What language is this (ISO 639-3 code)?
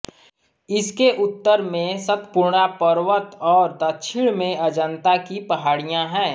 hin